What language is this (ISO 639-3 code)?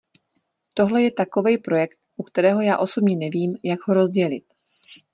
ces